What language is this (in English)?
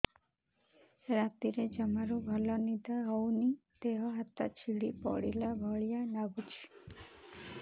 Odia